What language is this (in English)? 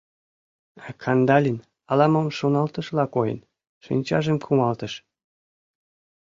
Mari